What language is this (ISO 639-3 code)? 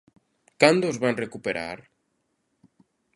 glg